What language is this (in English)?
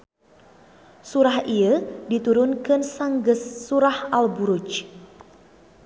Sundanese